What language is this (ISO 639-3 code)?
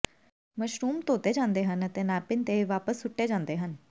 pan